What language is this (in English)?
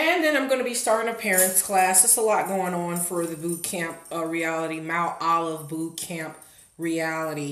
English